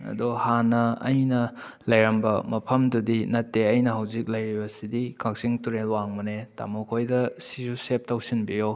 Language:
Manipuri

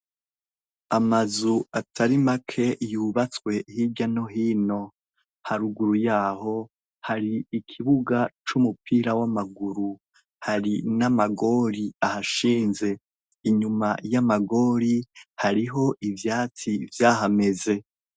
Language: Rundi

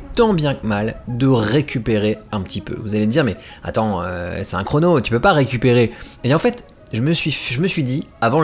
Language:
French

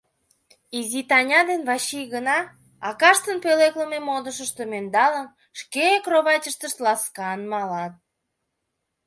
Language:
Mari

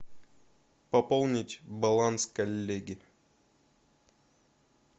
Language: Russian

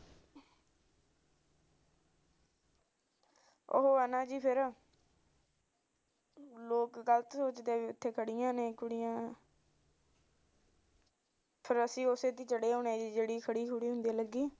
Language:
Punjabi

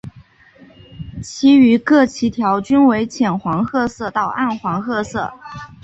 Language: Chinese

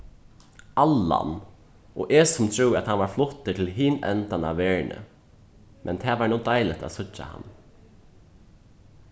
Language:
Faroese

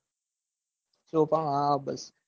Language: Gujarati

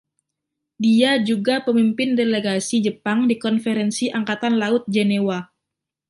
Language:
Indonesian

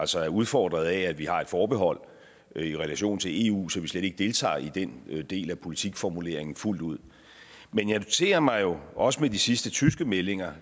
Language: Danish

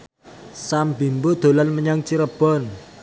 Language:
Javanese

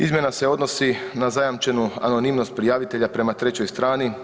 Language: Croatian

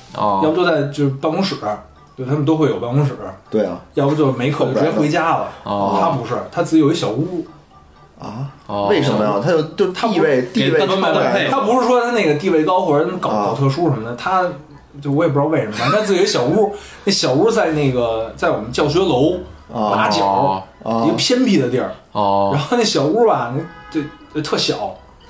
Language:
Chinese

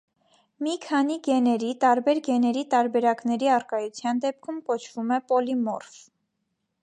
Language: Armenian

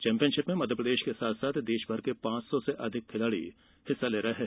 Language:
Hindi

